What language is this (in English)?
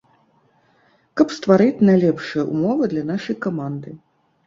Belarusian